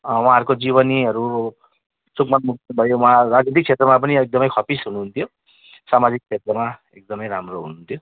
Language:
Nepali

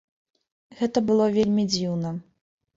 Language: Belarusian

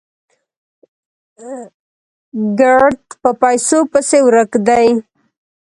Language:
Pashto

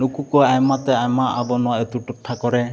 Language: Santali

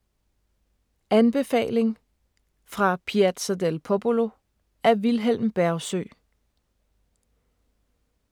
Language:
Danish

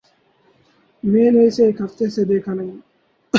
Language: Urdu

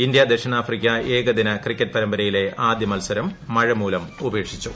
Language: Malayalam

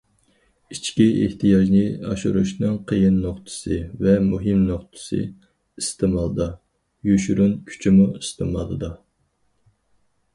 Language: Uyghur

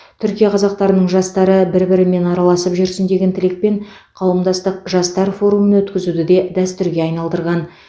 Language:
Kazakh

